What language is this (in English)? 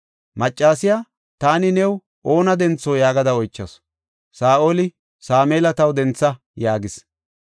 Gofa